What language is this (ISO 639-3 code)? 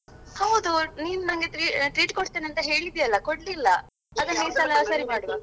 kan